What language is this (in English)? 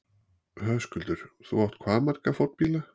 Icelandic